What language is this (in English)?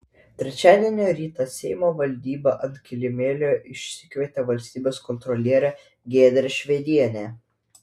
Lithuanian